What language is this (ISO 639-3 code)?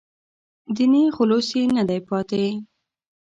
pus